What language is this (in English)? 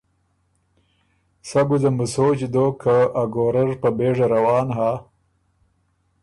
Ormuri